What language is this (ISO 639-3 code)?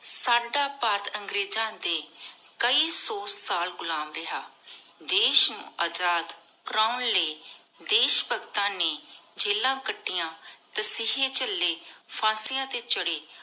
pan